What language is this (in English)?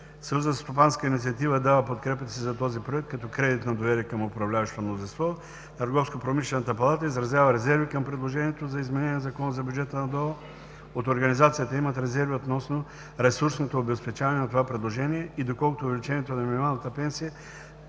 Bulgarian